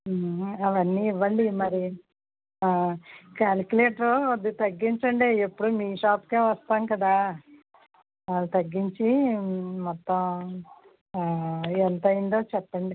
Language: Telugu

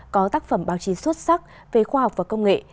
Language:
Vietnamese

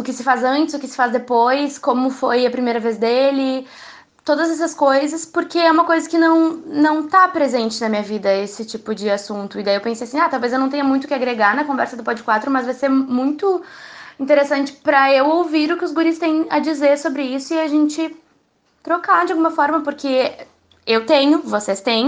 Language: Portuguese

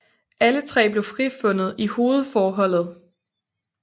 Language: Danish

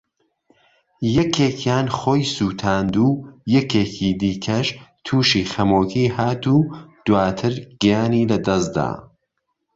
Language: Central Kurdish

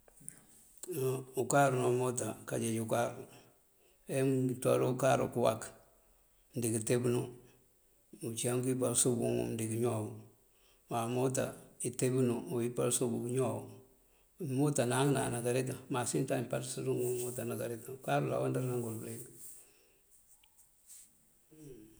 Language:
Mandjak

